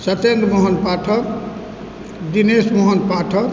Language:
Maithili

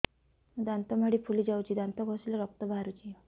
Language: Odia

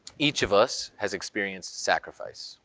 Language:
English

